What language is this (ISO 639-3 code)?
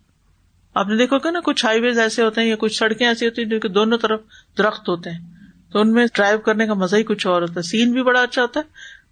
urd